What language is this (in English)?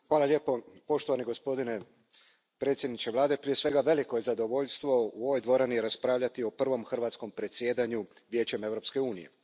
Croatian